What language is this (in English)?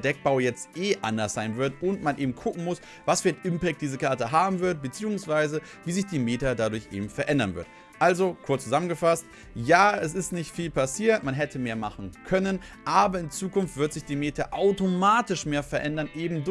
German